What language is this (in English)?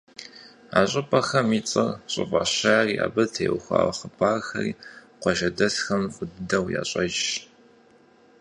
Kabardian